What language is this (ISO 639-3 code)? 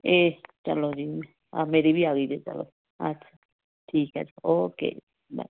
pan